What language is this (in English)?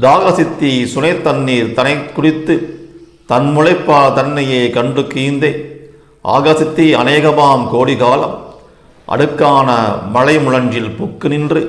Tamil